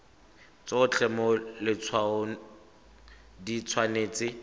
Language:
Tswana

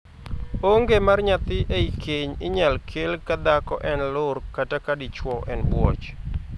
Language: Luo (Kenya and Tanzania)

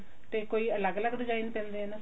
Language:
Punjabi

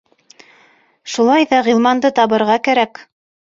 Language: Bashkir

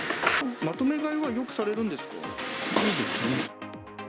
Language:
Japanese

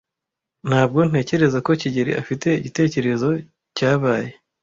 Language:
Kinyarwanda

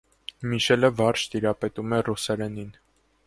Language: Armenian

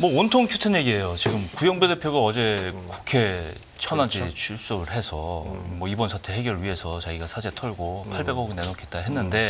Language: Korean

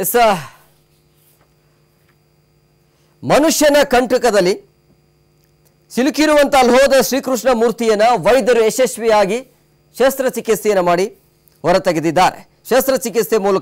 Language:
Romanian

